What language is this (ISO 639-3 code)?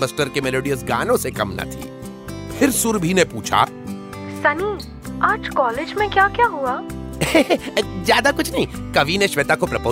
hin